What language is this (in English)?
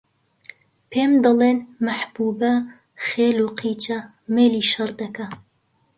Central Kurdish